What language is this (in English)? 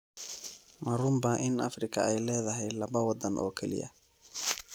Somali